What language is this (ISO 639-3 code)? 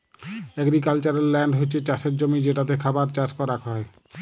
ben